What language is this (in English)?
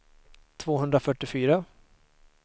Swedish